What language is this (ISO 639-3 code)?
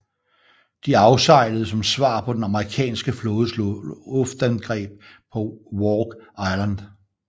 dan